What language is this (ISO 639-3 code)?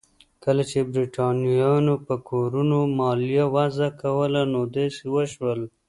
pus